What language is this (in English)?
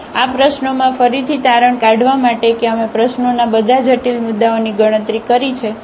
Gujarati